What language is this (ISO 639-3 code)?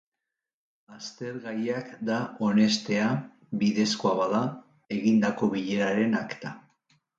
eus